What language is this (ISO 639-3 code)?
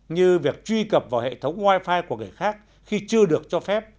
vie